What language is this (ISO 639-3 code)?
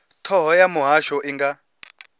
ven